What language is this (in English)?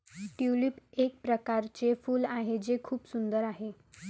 Marathi